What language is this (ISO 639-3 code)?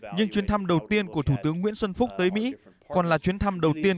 vie